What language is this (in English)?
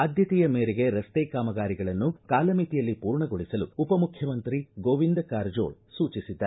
Kannada